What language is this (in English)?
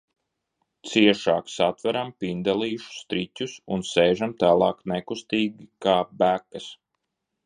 Latvian